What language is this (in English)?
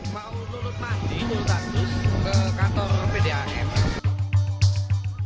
Indonesian